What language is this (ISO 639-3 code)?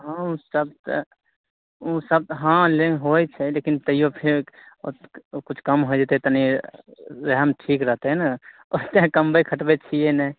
mai